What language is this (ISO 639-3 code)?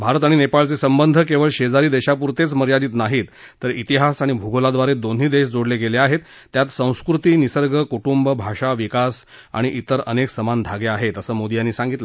mar